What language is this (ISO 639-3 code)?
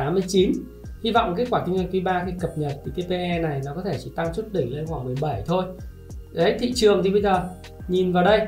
vie